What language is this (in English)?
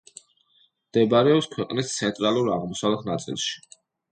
Georgian